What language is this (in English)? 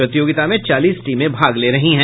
Hindi